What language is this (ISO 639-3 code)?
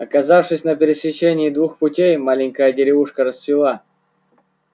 rus